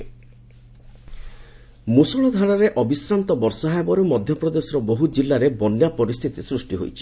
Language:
Odia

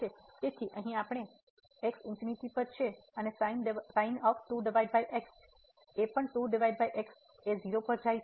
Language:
Gujarati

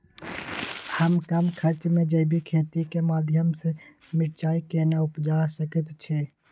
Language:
Maithili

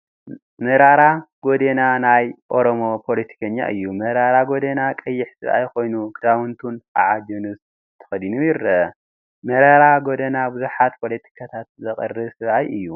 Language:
Tigrinya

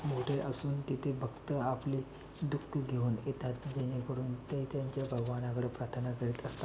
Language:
Marathi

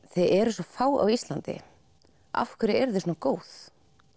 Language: Icelandic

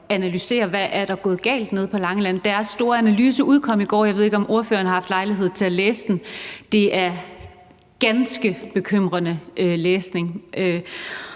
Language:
Danish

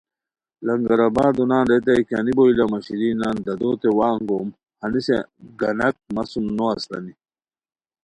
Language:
Khowar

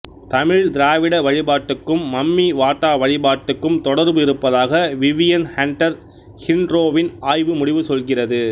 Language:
Tamil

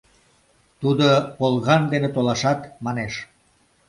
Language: Mari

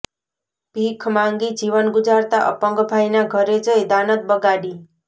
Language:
Gujarati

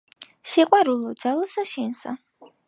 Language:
Georgian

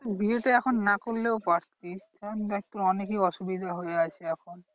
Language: Bangla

